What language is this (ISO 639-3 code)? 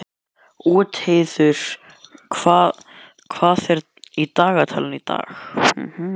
isl